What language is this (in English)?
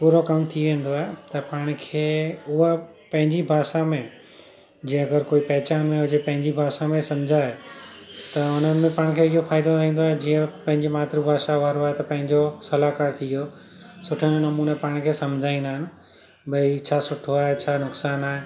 Sindhi